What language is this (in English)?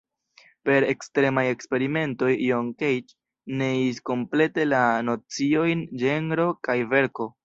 Esperanto